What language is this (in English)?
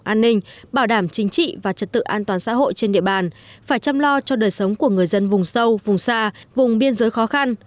Vietnamese